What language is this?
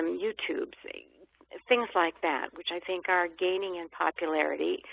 English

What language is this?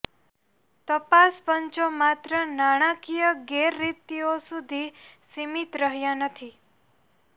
Gujarati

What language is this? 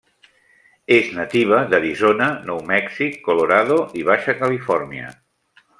Catalan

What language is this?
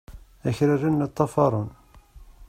Kabyle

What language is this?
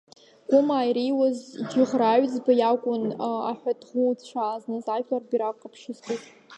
Abkhazian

